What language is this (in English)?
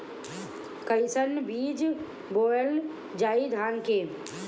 Bhojpuri